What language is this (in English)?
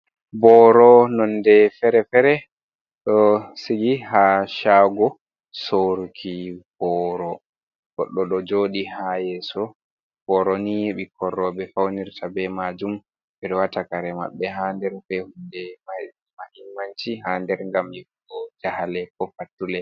Fula